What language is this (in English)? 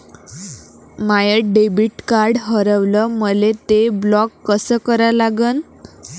Marathi